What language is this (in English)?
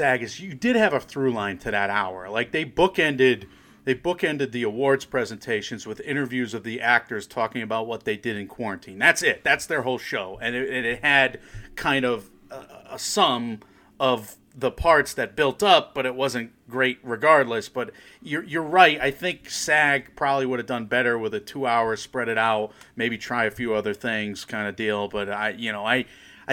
English